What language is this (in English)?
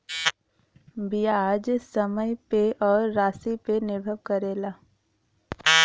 Bhojpuri